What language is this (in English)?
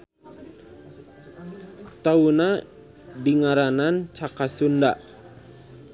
Sundanese